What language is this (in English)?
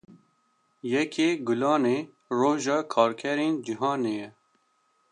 Kurdish